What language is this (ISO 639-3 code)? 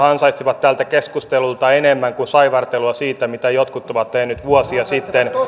fin